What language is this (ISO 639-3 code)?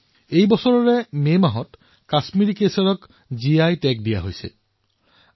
asm